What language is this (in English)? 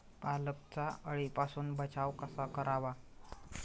Marathi